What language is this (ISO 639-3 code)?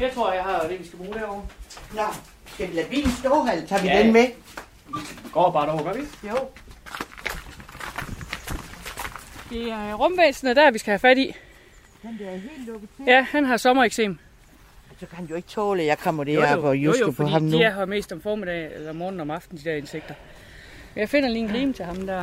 dan